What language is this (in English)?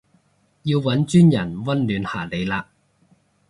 Cantonese